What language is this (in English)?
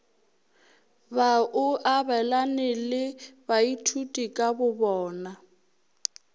Northern Sotho